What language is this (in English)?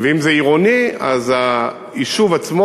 Hebrew